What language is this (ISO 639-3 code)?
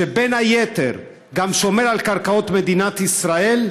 heb